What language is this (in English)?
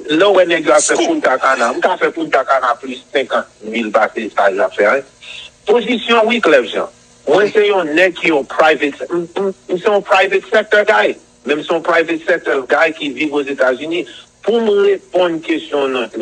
French